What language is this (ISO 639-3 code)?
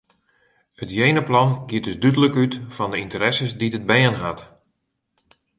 fry